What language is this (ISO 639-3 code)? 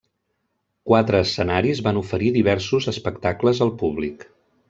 cat